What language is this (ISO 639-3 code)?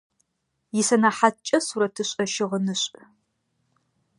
ady